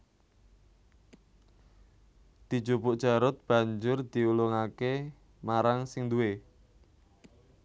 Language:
Javanese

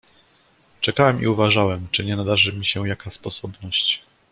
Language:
Polish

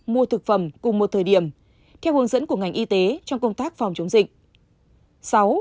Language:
Vietnamese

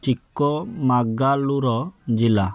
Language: Odia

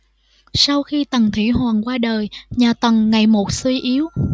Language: Vietnamese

